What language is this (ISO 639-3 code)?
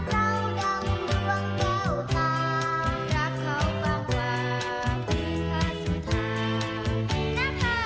tha